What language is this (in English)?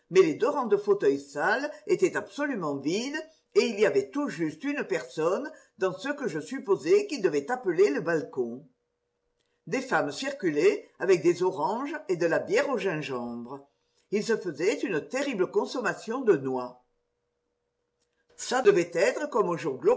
French